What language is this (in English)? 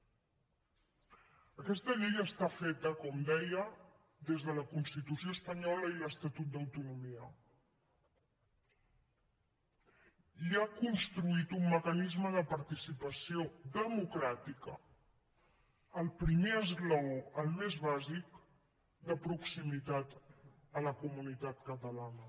Catalan